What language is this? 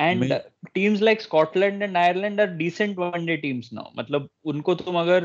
Urdu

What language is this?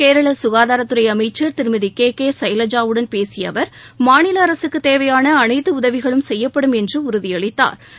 Tamil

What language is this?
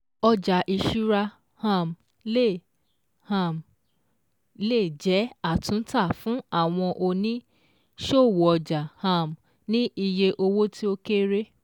Yoruba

